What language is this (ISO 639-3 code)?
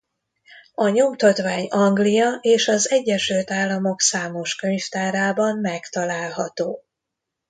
hun